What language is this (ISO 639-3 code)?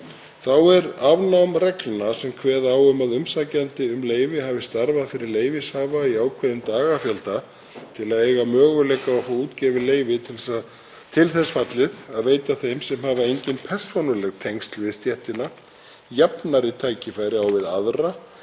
isl